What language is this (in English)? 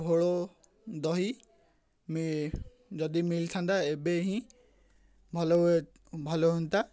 Odia